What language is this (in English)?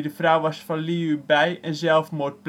Dutch